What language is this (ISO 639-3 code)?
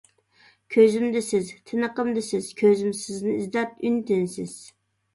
uig